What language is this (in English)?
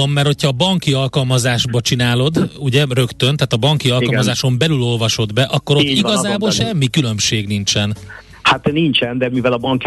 Hungarian